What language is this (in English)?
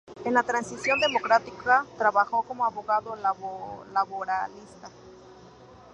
Spanish